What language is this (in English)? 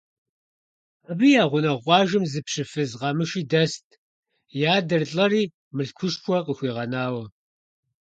Kabardian